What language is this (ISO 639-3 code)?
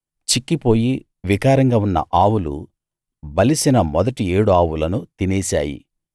tel